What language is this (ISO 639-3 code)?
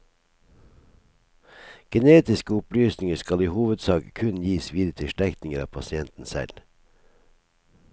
nor